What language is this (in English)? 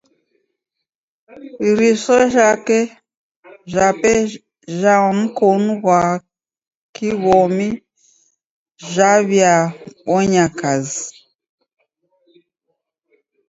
Taita